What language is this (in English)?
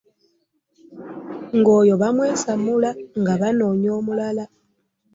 Ganda